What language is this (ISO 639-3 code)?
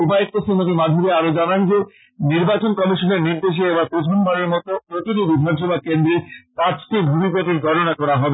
ben